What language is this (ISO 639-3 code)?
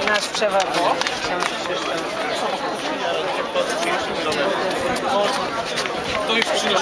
pol